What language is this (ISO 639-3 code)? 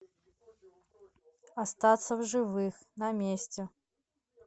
rus